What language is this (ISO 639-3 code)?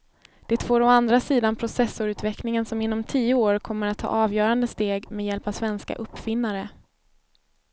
swe